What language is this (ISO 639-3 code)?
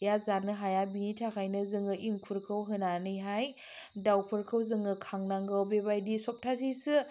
brx